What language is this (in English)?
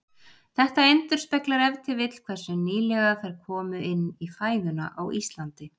Icelandic